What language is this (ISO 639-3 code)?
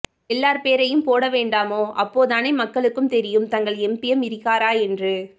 tam